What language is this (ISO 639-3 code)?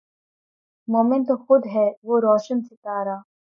urd